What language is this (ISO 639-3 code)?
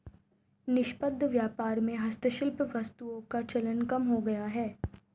hin